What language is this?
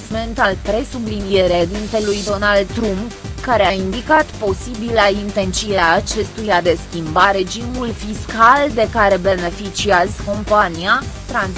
Romanian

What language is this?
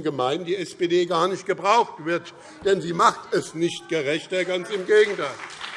German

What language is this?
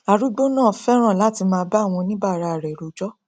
Yoruba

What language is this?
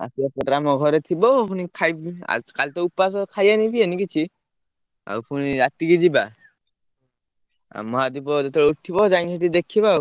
Odia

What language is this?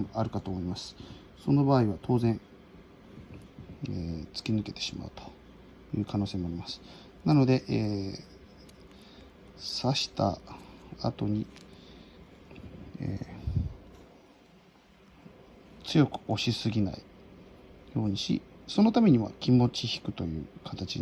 Japanese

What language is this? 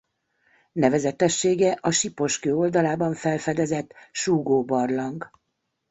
Hungarian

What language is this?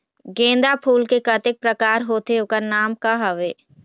Chhattisgarhi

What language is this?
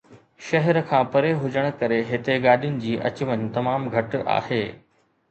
Sindhi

